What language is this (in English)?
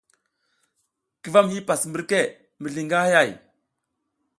South Giziga